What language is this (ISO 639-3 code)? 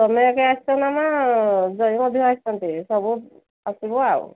ori